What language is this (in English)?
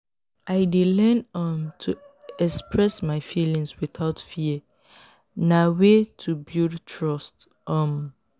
Nigerian Pidgin